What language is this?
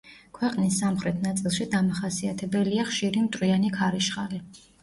Georgian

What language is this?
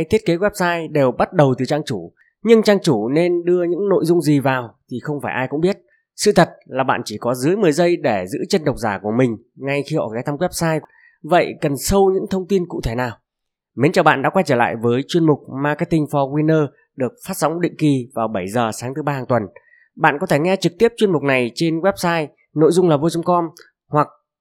Vietnamese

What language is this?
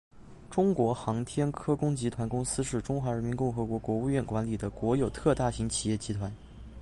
Chinese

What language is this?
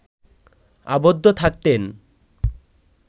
Bangla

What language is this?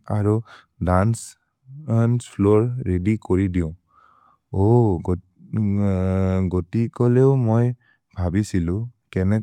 Maria (India)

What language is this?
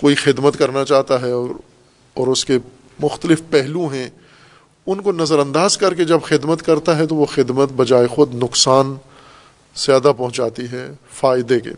Urdu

